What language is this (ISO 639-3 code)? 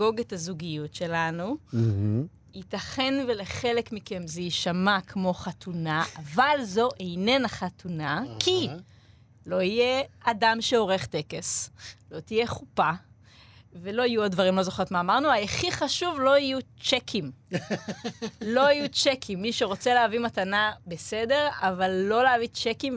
heb